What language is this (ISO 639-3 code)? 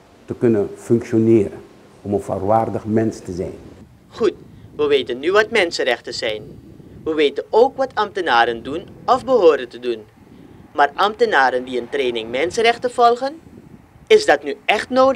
nld